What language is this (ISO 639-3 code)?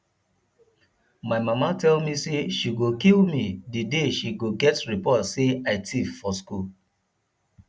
pcm